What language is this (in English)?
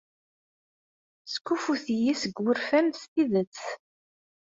Kabyle